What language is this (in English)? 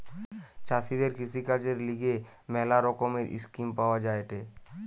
Bangla